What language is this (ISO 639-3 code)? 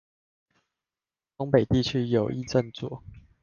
zho